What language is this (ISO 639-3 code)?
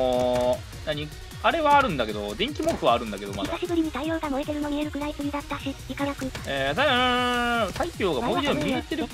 jpn